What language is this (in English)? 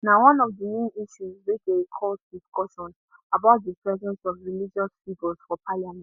Nigerian Pidgin